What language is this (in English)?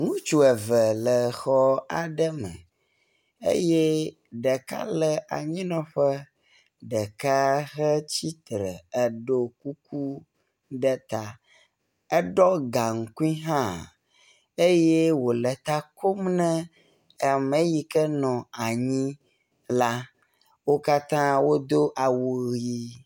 Ewe